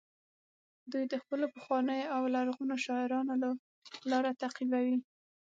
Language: Pashto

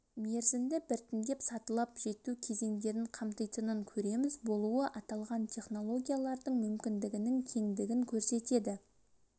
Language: Kazakh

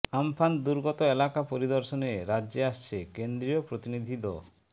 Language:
Bangla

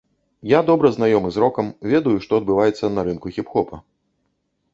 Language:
Belarusian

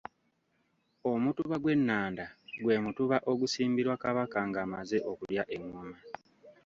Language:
Ganda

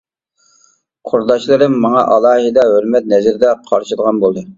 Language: Uyghur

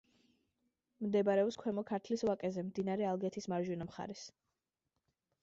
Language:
Georgian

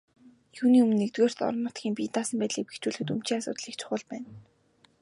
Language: Mongolian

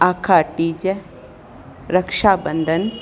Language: Sindhi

